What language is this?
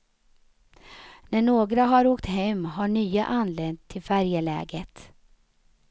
Swedish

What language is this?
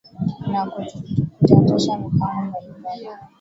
Swahili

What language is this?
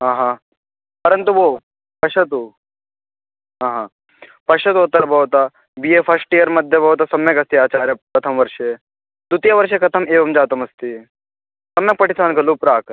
Sanskrit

